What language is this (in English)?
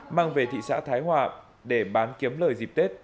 Vietnamese